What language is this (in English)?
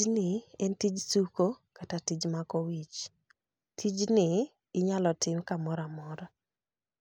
Luo (Kenya and Tanzania)